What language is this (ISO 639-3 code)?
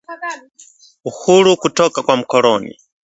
swa